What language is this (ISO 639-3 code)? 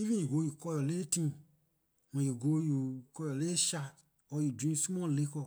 lir